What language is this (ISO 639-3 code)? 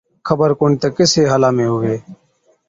odk